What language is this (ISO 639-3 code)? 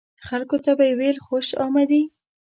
pus